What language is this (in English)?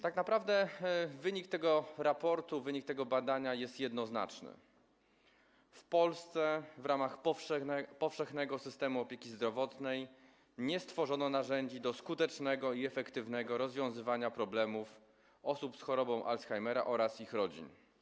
Polish